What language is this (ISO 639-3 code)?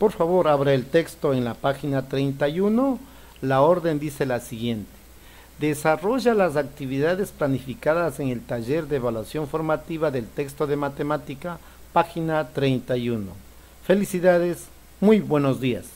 spa